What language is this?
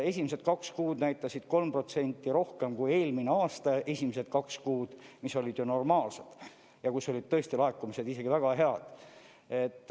Estonian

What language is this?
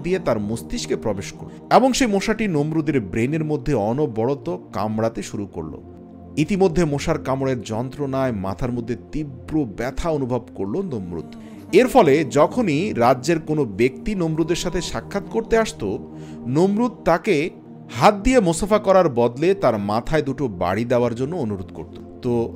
Arabic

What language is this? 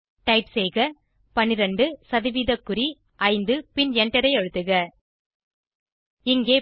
Tamil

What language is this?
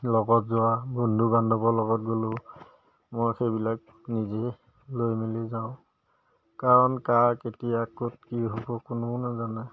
Assamese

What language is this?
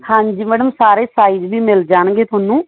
Punjabi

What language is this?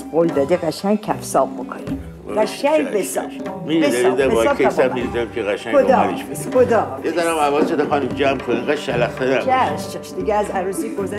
Persian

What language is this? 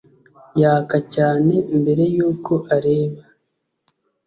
Kinyarwanda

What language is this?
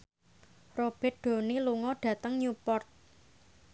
Javanese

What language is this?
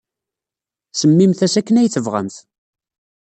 Kabyle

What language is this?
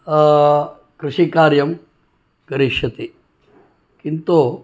Sanskrit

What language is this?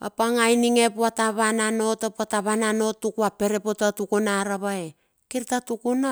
Bilur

